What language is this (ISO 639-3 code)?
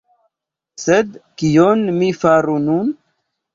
epo